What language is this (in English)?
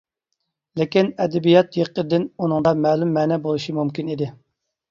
Uyghur